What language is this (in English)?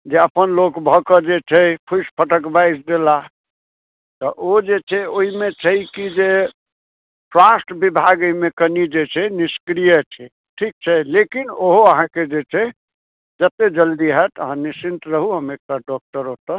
Maithili